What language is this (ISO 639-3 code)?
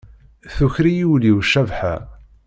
kab